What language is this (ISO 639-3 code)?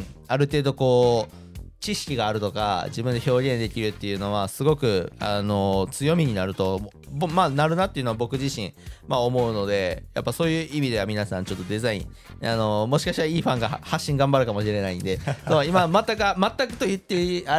jpn